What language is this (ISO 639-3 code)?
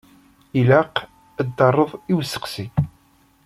kab